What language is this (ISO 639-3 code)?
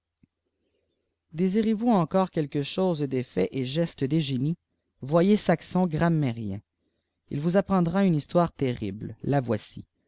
fra